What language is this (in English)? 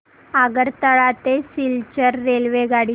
Marathi